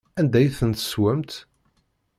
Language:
Kabyle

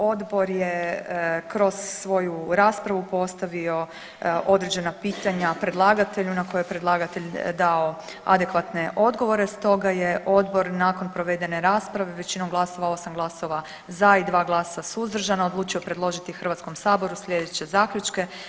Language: Croatian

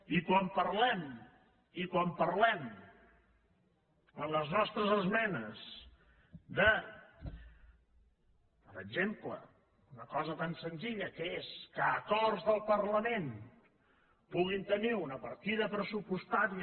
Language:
Catalan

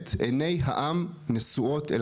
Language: Hebrew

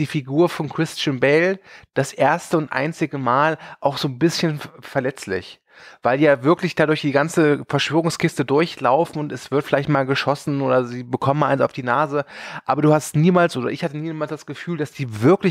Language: German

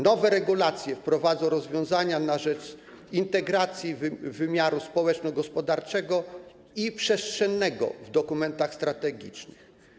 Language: Polish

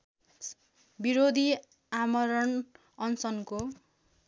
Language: Nepali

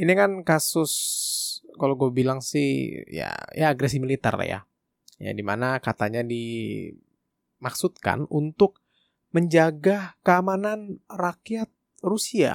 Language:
Indonesian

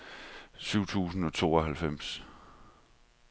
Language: Danish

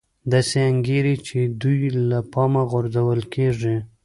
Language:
Pashto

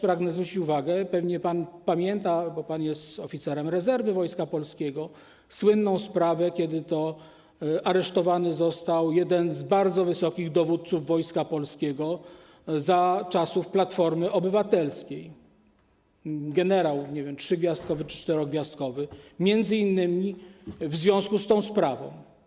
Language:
Polish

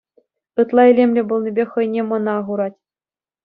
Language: Chuvash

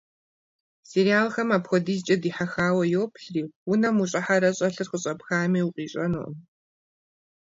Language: Kabardian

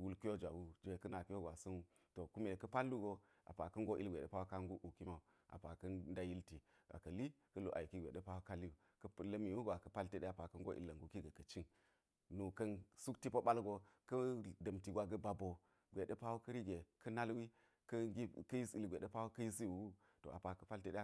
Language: Geji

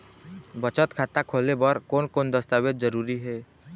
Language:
Chhattisgarhi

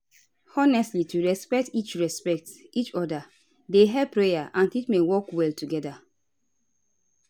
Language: Nigerian Pidgin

